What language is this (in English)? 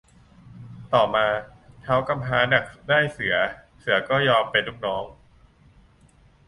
Thai